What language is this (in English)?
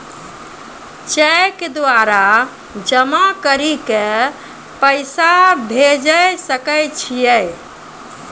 Maithili